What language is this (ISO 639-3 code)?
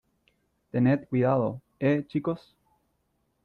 spa